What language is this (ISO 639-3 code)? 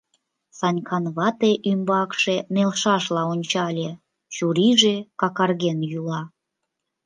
chm